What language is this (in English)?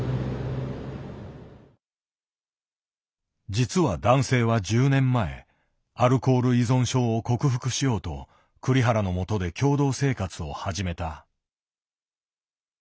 Japanese